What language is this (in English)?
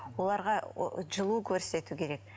Kazakh